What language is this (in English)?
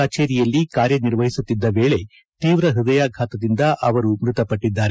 Kannada